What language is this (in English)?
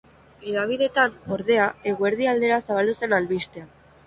Basque